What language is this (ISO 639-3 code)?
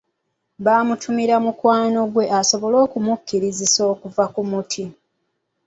lug